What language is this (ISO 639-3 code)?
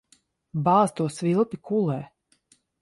lav